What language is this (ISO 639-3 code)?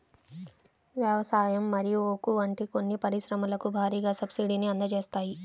tel